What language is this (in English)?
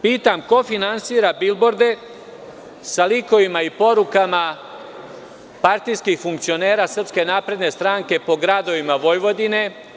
Serbian